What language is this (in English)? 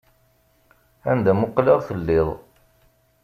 Kabyle